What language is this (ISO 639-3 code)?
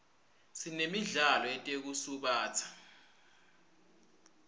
ssw